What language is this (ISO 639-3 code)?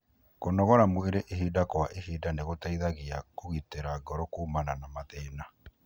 kik